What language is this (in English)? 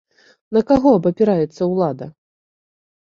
Belarusian